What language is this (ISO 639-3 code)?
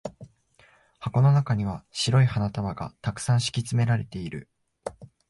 jpn